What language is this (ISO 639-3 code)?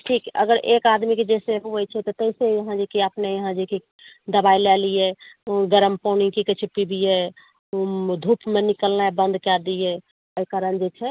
mai